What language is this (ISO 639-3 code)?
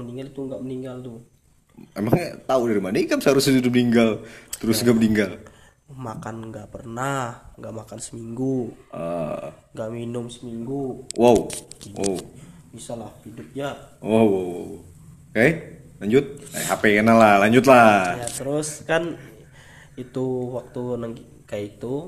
ind